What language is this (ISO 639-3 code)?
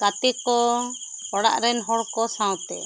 sat